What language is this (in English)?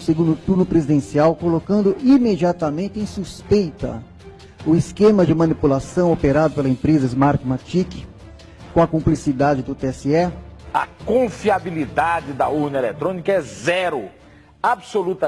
Portuguese